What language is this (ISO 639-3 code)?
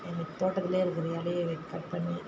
tam